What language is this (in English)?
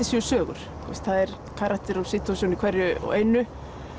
Icelandic